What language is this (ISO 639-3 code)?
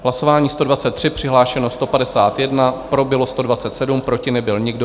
ces